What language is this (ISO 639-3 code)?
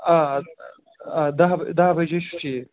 kas